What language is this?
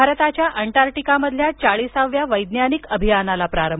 Marathi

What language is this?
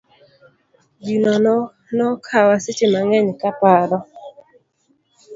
Luo (Kenya and Tanzania)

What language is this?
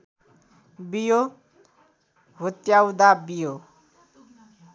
Nepali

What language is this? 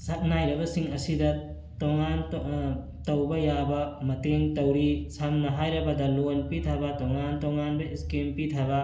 Manipuri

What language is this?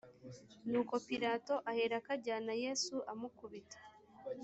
Kinyarwanda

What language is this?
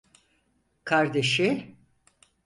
Turkish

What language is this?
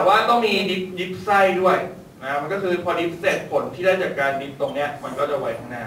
Thai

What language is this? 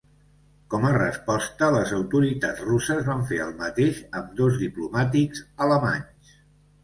Catalan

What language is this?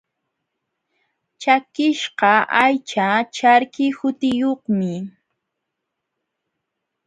Jauja Wanca Quechua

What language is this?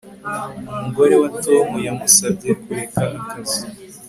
Kinyarwanda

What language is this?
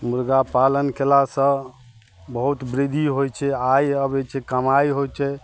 Maithili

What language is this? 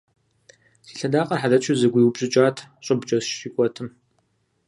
Kabardian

